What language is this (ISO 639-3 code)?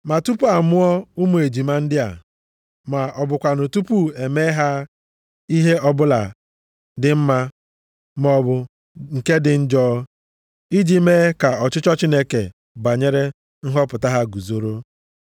ibo